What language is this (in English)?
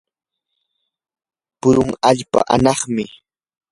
Yanahuanca Pasco Quechua